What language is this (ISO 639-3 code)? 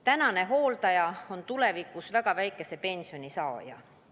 est